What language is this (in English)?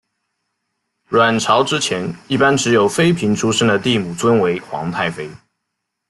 Chinese